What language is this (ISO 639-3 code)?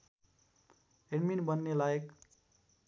nep